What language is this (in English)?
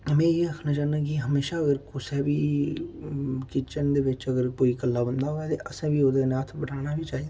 Dogri